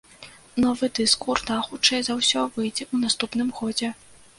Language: Belarusian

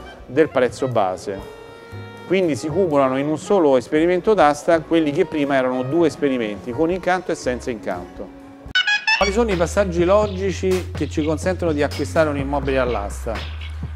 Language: Italian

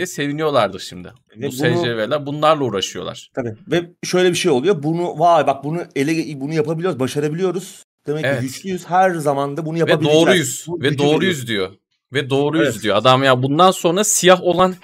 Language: Turkish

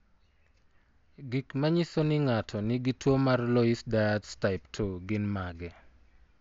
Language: Luo (Kenya and Tanzania)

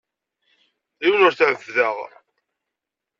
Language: Kabyle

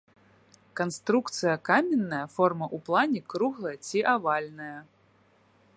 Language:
Belarusian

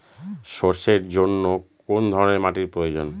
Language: Bangla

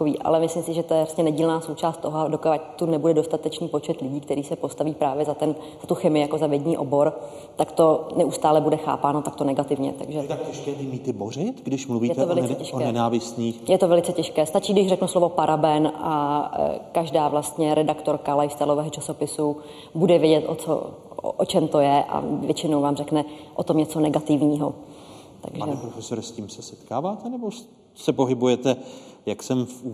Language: Czech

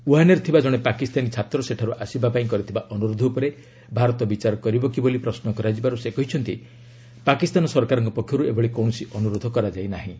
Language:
Odia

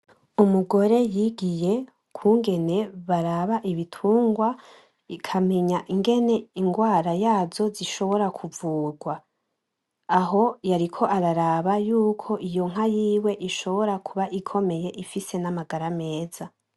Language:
Rundi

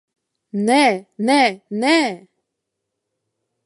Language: Latvian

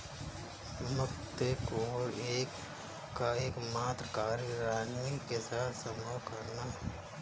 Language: Hindi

